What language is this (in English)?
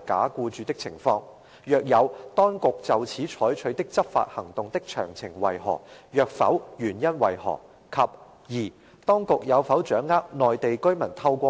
Cantonese